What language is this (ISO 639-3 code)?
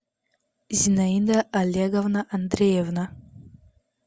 rus